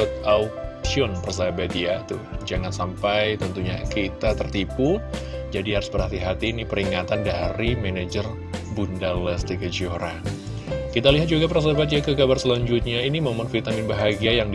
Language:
Indonesian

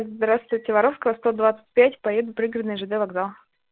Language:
Russian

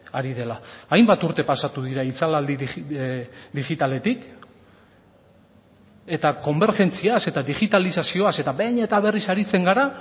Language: Basque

